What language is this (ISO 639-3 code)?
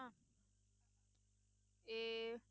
pan